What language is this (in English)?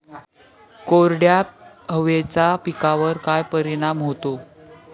Marathi